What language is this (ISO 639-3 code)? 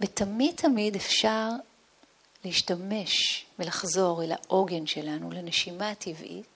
heb